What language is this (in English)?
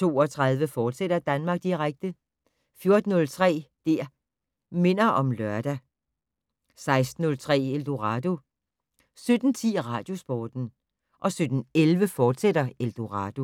Danish